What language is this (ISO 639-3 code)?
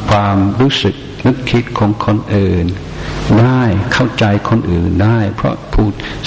tha